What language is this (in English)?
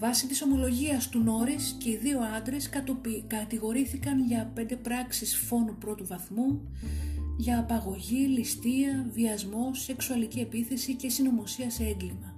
Greek